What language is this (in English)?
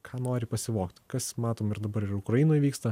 Lithuanian